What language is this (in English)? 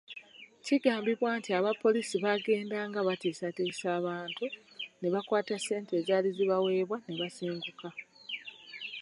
Ganda